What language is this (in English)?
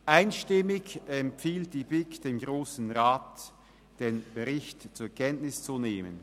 Swiss German